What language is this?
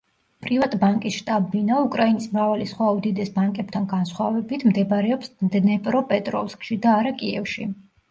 Georgian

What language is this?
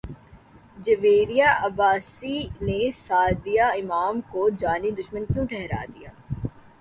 Urdu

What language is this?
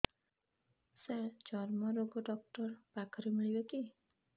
Odia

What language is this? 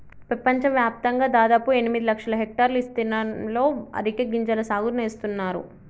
Telugu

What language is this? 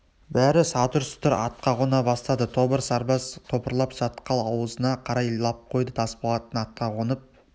Kazakh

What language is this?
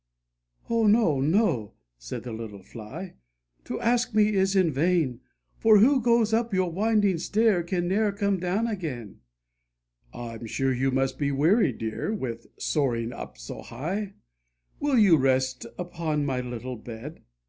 English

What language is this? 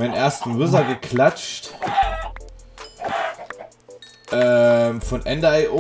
German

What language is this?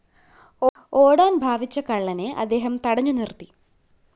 Malayalam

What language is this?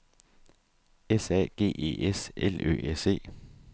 Danish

